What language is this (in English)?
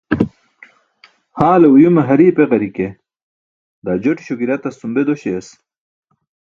Burushaski